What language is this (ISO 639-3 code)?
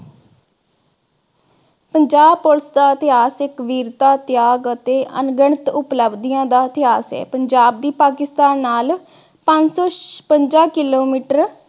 pan